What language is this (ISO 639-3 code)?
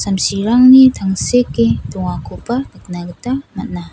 grt